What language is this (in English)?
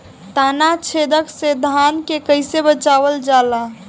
Bhojpuri